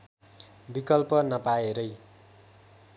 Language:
Nepali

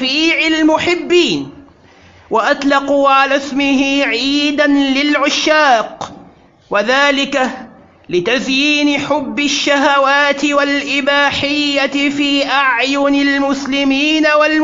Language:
Arabic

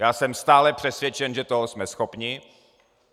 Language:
Czech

